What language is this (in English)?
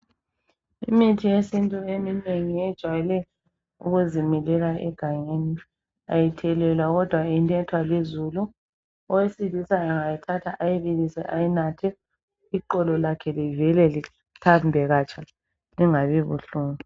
North Ndebele